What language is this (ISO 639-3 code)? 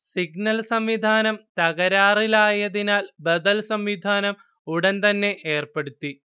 mal